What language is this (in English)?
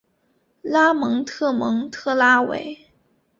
Chinese